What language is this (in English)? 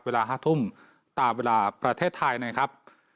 Thai